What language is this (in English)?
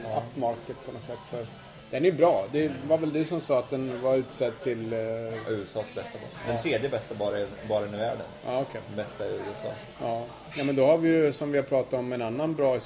Swedish